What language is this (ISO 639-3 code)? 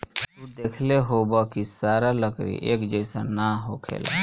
bho